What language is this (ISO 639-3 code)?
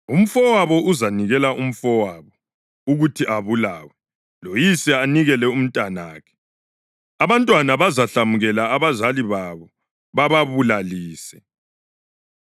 nde